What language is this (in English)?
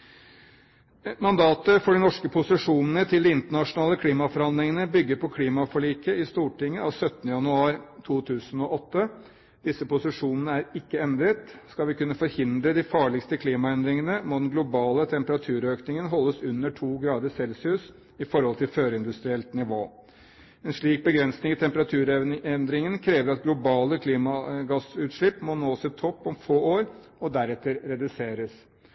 Norwegian Bokmål